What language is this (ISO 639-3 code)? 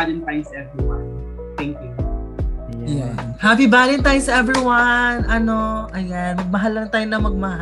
fil